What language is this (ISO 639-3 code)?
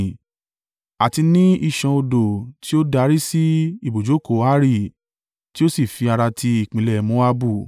yor